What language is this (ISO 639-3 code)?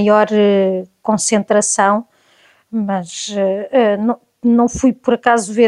por